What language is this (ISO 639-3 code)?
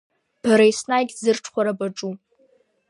abk